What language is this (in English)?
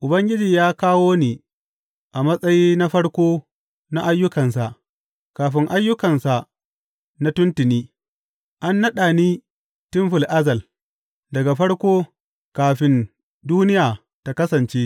Hausa